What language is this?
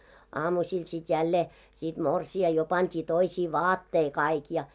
Finnish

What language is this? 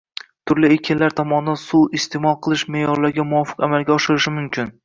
Uzbek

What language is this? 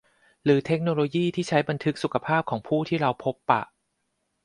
Thai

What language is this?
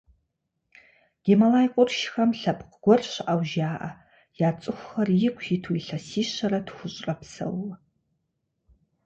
Kabardian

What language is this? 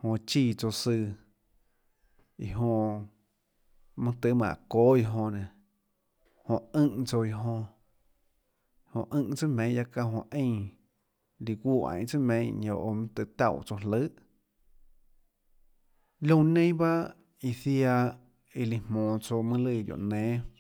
Tlacoatzintepec Chinantec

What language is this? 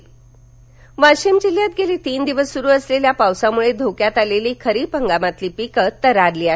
Marathi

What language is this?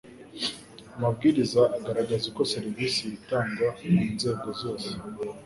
Kinyarwanda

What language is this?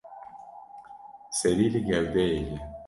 Kurdish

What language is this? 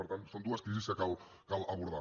Catalan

